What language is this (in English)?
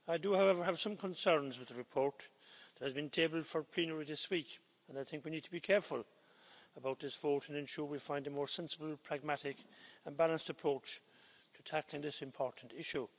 English